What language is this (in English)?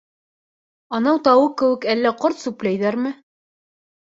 Bashkir